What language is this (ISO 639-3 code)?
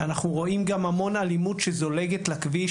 heb